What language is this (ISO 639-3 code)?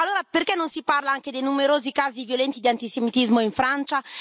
ita